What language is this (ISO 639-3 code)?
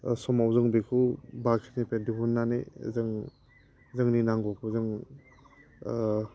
brx